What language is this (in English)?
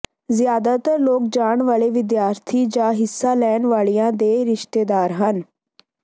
Punjabi